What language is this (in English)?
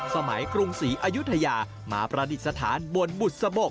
Thai